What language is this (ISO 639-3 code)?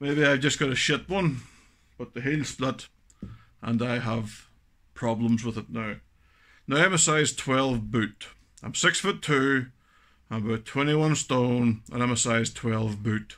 eng